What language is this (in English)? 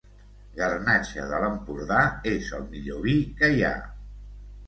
Catalan